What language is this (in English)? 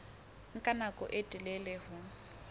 Southern Sotho